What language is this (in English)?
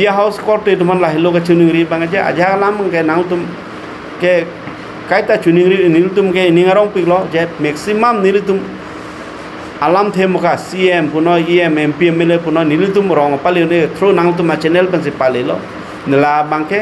Bangla